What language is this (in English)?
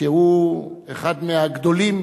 Hebrew